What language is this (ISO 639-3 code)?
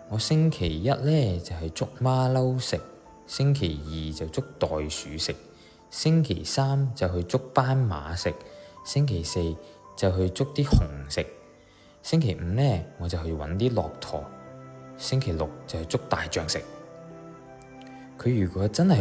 zho